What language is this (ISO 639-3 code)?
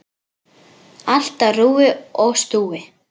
isl